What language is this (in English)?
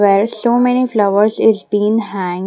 English